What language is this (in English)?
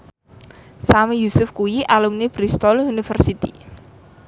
Javanese